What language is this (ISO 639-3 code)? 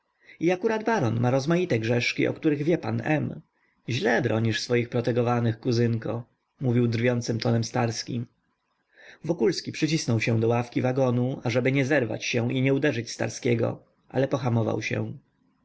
pol